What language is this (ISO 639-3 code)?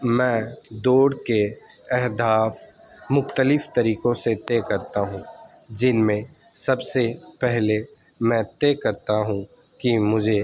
urd